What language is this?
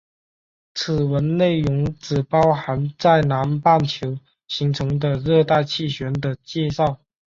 Chinese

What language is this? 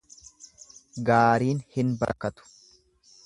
Oromo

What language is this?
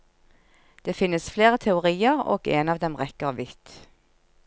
Norwegian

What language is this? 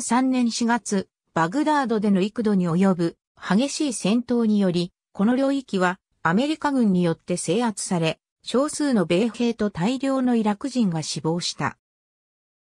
Japanese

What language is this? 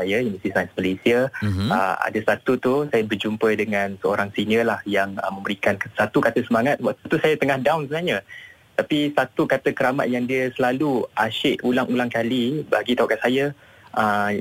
Malay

